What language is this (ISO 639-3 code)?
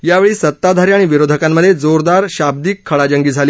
mar